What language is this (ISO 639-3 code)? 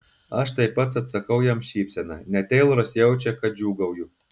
lit